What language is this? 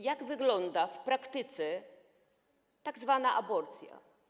Polish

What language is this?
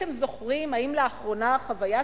Hebrew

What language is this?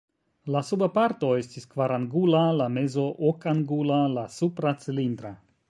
Esperanto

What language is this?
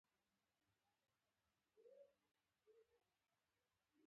Pashto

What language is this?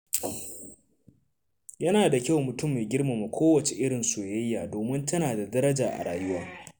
Hausa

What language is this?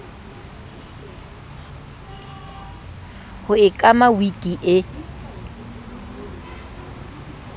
Southern Sotho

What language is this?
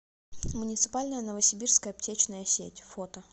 Russian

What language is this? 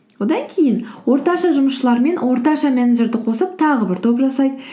Kazakh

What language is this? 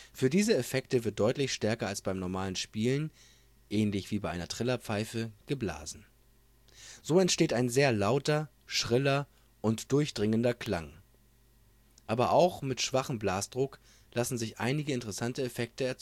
German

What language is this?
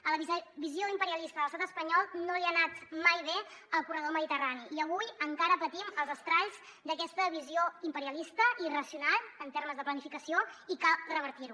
Catalan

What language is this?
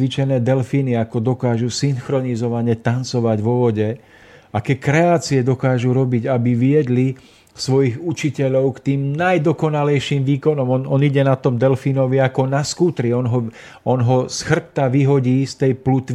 Slovak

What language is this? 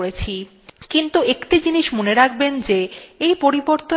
Bangla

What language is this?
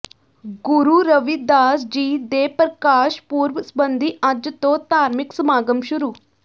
Punjabi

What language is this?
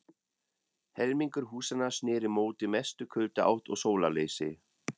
Icelandic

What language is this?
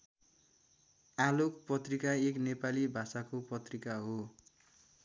Nepali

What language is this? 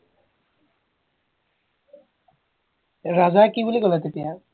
Assamese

